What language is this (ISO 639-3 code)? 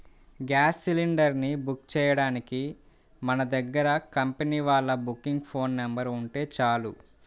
tel